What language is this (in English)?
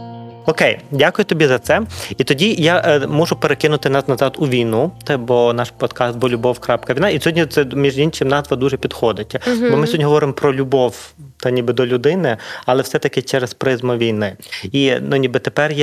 Ukrainian